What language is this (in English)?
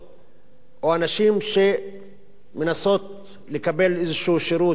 Hebrew